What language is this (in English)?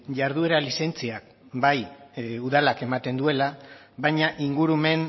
Basque